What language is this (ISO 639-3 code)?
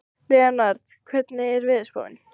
isl